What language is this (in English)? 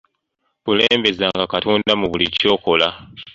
Ganda